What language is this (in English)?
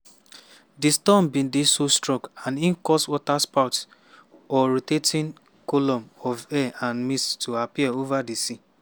Nigerian Pidgin